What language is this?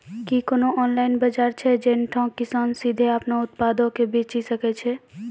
Maithili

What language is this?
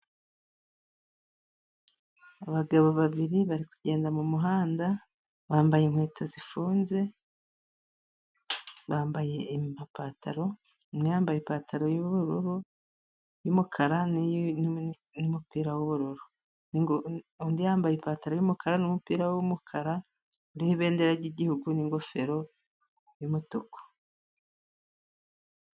Kinyarwanda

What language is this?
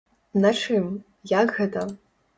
Belarusian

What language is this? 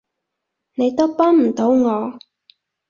Cantonese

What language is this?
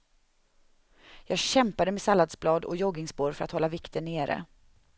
Swedish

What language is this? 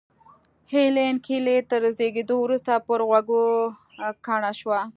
Pashto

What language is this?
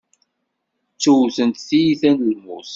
Kabyle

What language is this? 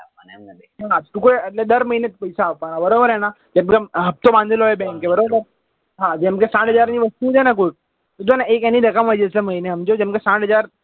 Gujarati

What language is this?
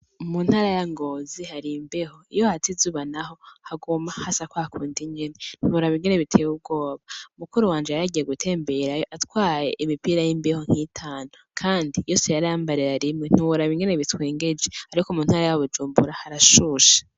Rundi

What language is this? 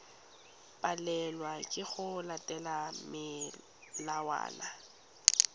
Tswana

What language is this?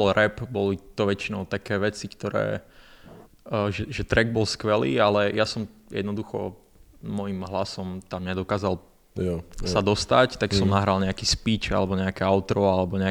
Czech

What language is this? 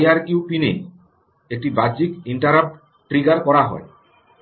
Bangla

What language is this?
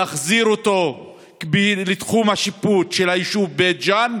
Hebrew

